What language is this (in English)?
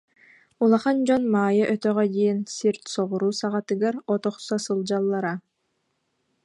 Yakut